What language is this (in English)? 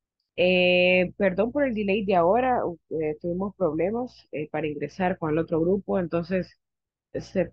Spanish